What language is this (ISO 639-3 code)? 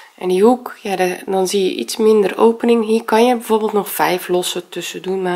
nld